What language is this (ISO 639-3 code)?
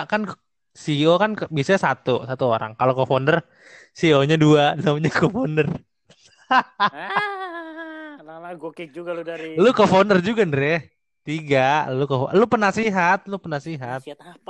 ind